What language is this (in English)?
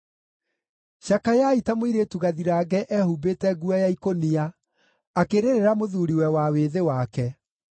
Kikuyu